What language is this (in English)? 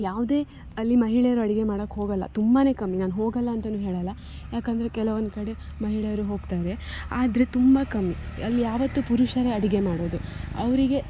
Kannada